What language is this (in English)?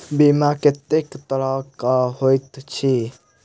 Maithili